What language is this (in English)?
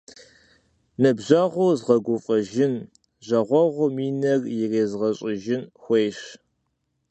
Kabardian